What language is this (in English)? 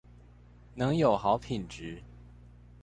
Chinese